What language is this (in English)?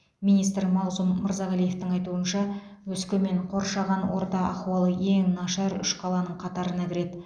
Kazakh